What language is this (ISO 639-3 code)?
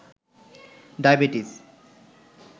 ben